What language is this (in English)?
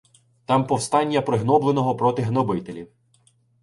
Ukrainian